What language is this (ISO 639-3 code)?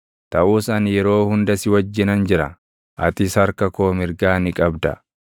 orm